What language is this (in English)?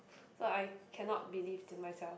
English